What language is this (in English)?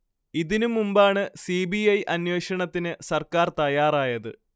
Malayalam